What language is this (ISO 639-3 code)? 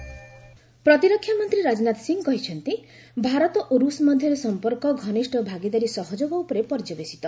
ori